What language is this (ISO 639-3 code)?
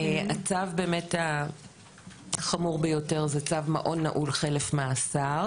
heb